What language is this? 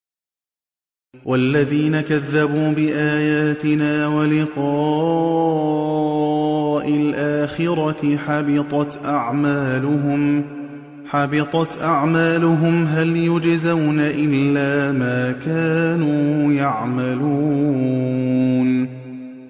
Arabic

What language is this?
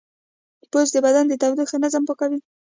Pashto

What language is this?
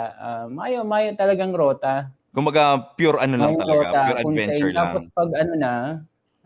Filipino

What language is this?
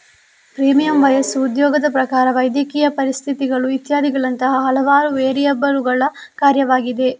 Kannada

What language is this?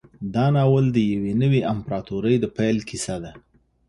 Pashto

